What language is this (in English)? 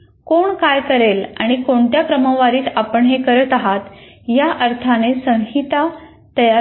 Marathi